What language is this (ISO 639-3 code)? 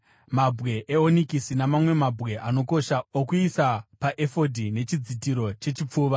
sna